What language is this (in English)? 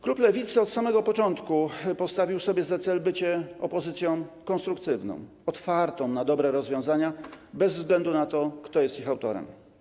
Polish